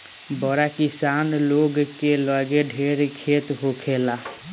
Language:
Bhojpuri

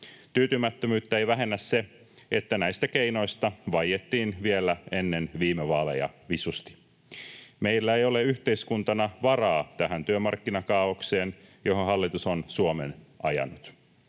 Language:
Finnish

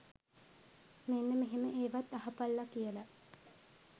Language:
Sinhala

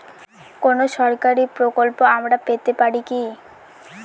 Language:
Bangla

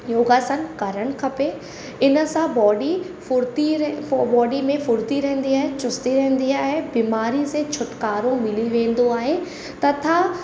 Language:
Sindhi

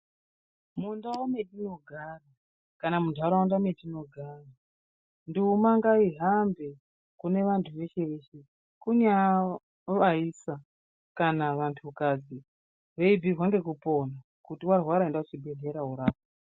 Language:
Ndau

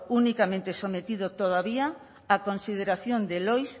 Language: Spanish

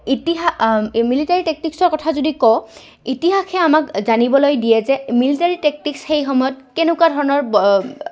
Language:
Assamese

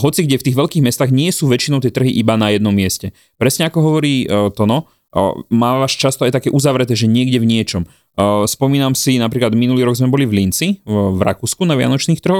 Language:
Slovak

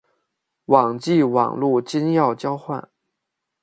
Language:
Chinese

